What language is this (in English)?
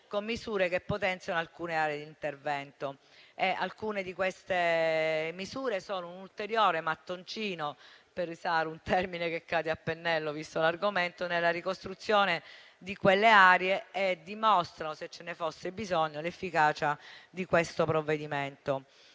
Italian